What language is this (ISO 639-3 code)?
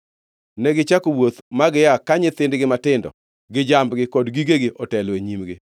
luo